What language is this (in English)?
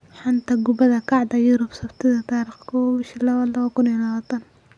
Somali